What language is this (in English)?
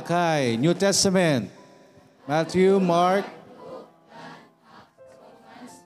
Filipino